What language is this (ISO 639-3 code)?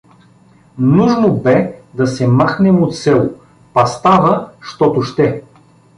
bul